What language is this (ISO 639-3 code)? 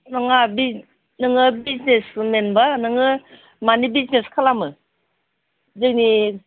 brx